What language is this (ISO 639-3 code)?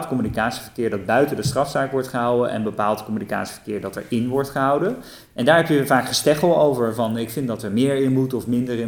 nld